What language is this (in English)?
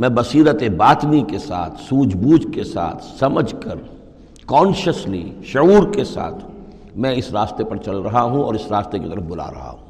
Urdu